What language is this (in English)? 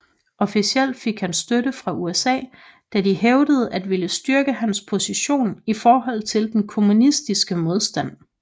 Danish